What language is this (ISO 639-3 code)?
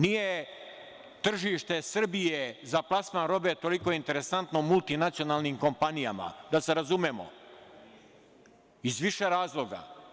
srp